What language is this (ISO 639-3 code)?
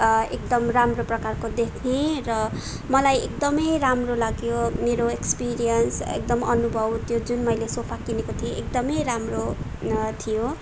nep